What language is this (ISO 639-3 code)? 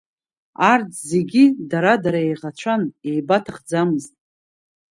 abk